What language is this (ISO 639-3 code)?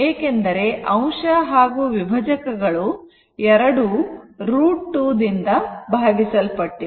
kan